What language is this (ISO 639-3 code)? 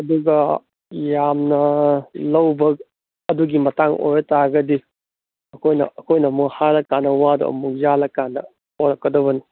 mni